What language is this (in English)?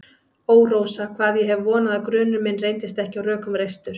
Icelandic